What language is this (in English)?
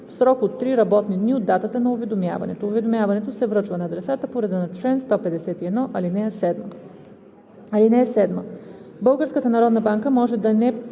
Bulgarian